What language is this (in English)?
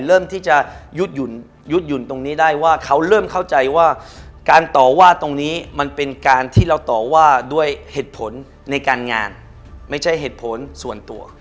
Thai